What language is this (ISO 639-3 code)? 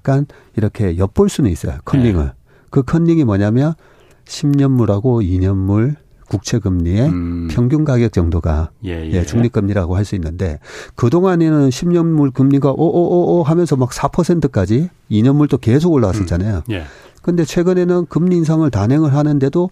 kor